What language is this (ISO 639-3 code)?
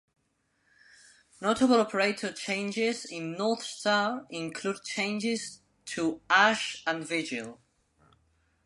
eng